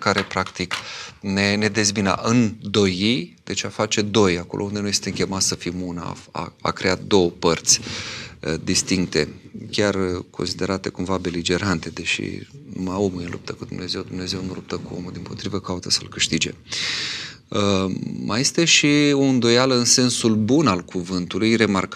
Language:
Romanian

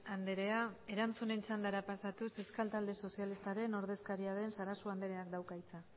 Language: Basque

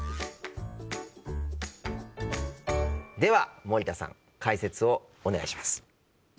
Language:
Japanese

